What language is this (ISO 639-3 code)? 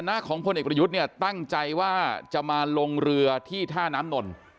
tha